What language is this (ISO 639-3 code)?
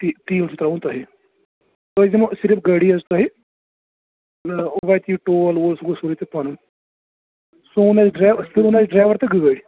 kas